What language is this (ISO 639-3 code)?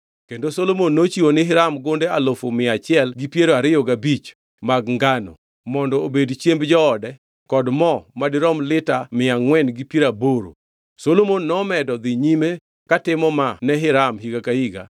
luo